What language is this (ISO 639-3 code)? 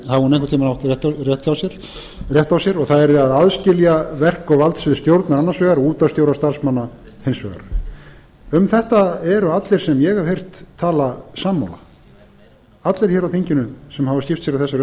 isl